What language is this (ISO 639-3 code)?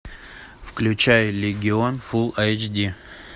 rus